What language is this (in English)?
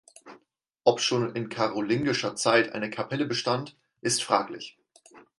German